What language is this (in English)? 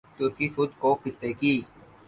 Urdu